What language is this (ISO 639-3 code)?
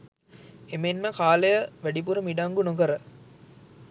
sin